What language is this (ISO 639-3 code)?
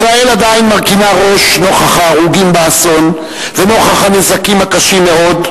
heb